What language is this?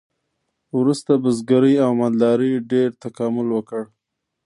Pashto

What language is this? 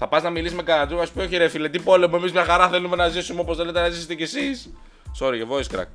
Greek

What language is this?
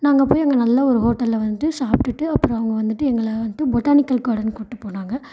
Tamil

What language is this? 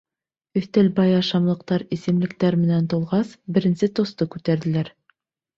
Bashkir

